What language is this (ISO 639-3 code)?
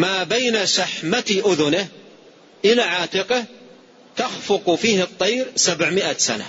ara